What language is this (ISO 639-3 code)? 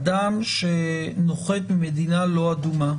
heb